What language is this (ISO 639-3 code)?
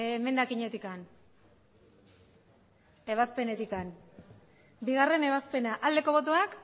eus